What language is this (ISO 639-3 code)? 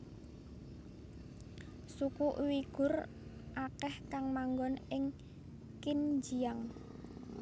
jav